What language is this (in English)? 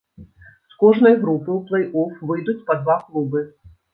Belarusian